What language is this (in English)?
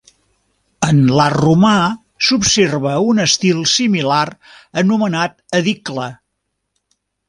Catalan